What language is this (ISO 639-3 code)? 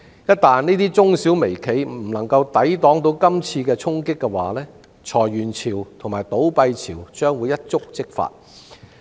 yue